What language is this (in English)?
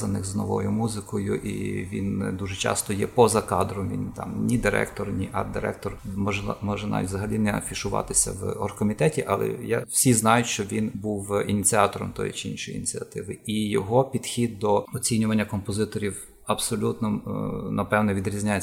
Ukrainian